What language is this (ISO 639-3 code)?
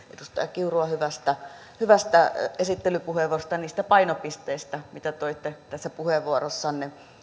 fin